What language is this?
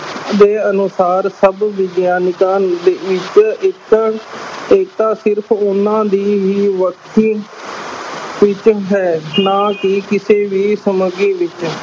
Punjabi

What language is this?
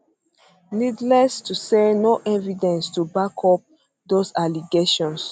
Nigerian Pidgin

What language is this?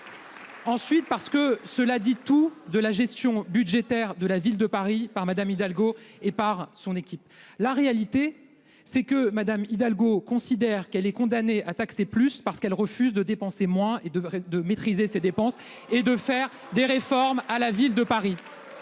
French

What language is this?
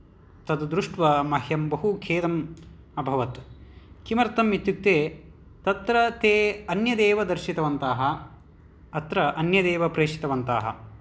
Sanskrit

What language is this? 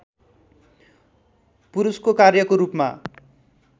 Nepali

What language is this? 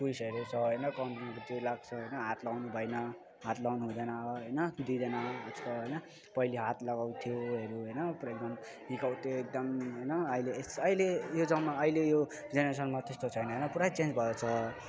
Nepali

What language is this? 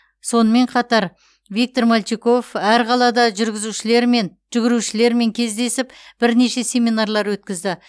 Kazakh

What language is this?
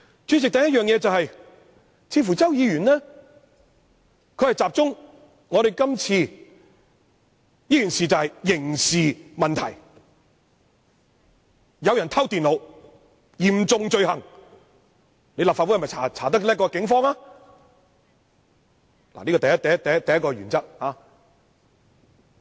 Cantonese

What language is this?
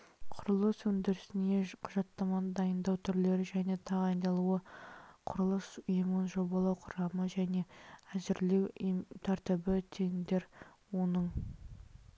Kazakh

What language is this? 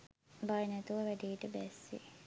Sinhala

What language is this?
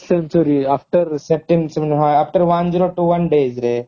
Odia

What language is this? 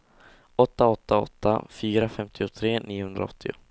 Swedish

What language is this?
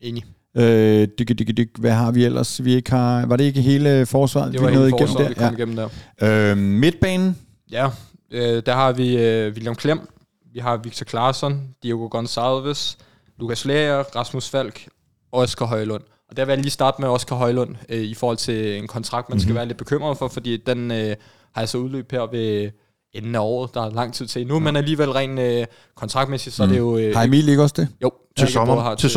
Danish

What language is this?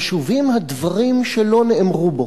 Hebrew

